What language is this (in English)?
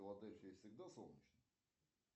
Russian